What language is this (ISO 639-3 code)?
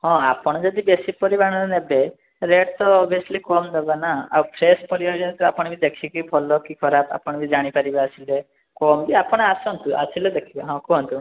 ori